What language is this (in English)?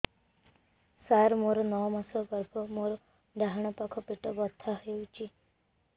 Odia